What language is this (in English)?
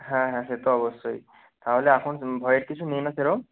Bangla